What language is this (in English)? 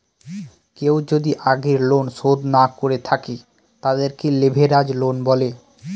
Bangla